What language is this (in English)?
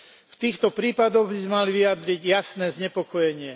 Slovak